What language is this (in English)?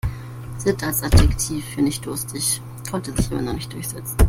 German